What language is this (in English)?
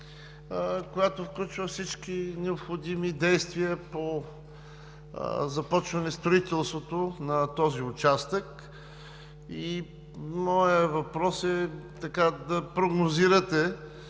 Bulgarian